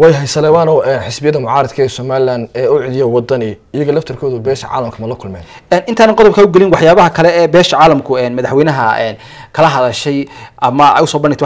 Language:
Arabic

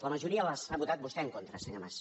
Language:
Catalan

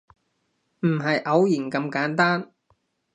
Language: Cantonese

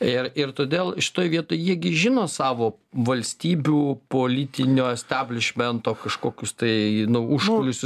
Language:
Lithuanian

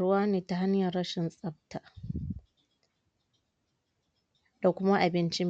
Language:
Hausa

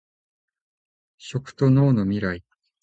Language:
Japanese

